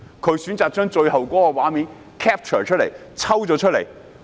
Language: Cantonese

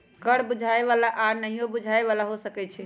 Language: Magahi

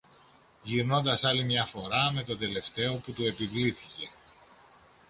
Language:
Greek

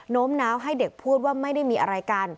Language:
Thai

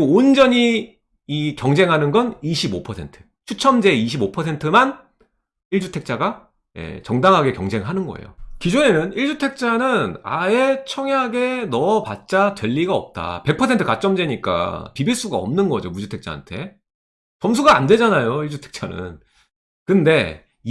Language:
Korean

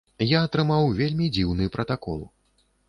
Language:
Belarusian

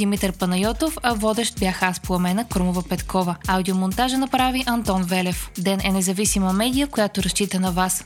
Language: Bulgarian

